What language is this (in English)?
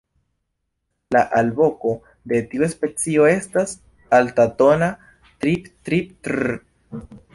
Esperanto